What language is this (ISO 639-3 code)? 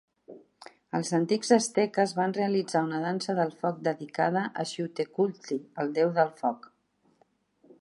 cat